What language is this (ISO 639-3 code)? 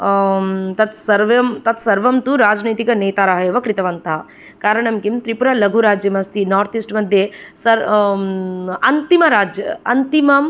san